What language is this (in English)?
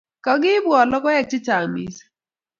Kalenjin